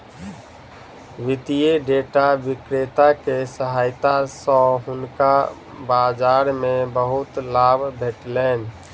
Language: Maithili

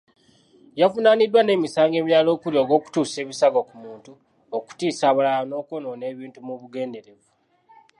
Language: Ganda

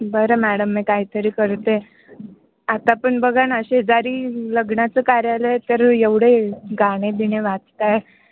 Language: Marathi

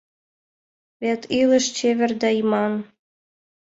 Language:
Mari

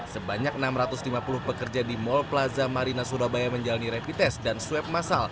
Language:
Indonesian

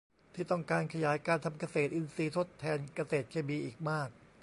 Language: Thai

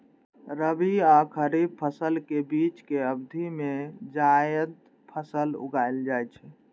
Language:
Maithili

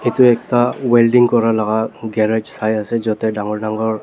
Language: Naga Pidgin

